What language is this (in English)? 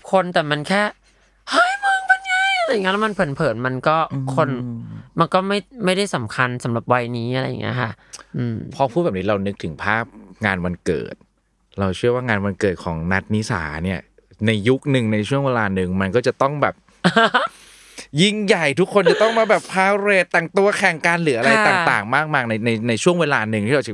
Thai